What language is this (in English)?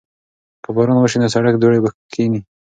Pashto